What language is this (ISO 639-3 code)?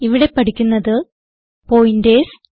mal